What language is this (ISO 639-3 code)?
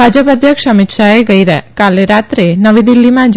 guj